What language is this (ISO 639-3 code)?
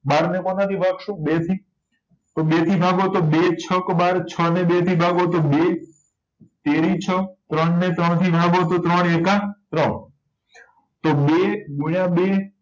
guj